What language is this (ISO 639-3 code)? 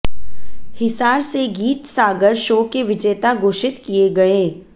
hin